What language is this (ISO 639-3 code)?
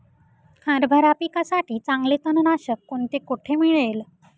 mar